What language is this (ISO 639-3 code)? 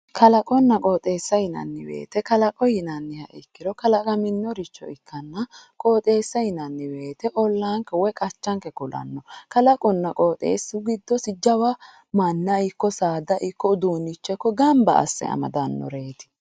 sid